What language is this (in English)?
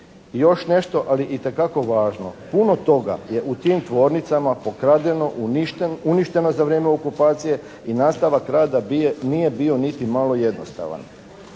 Croatian